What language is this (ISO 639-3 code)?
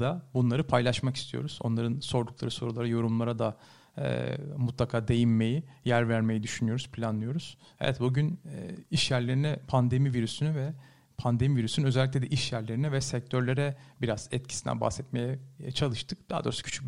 tur